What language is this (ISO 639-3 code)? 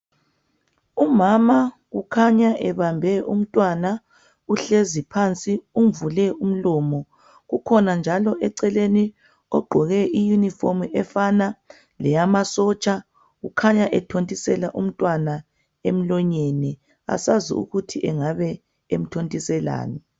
nde